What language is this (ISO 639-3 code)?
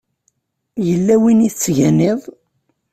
kab